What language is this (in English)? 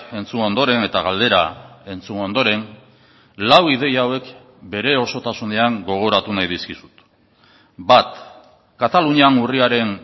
Basque